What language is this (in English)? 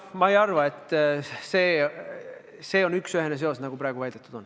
Estonian